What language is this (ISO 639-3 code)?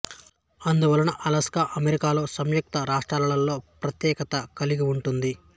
tel